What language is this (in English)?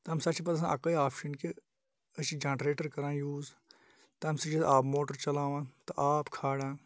Kashmiri